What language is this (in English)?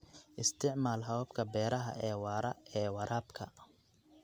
Somali